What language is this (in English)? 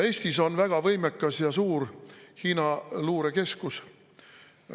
Estonian